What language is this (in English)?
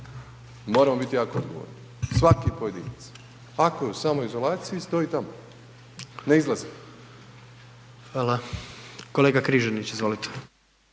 Croatian